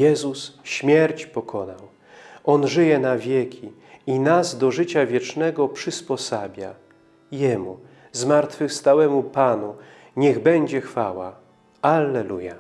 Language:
Polish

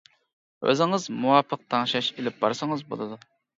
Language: Uyghur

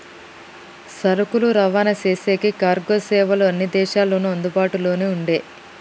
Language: Telugu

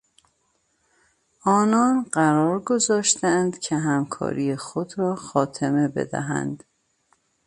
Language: Persian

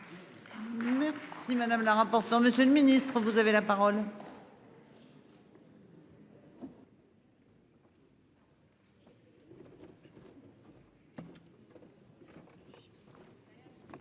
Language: French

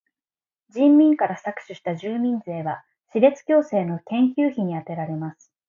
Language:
Japanese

